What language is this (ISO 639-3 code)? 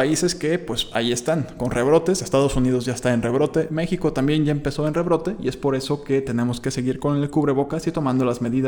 spa